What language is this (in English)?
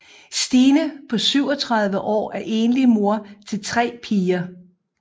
Danish